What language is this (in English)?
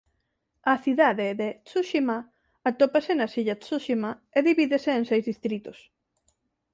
Galician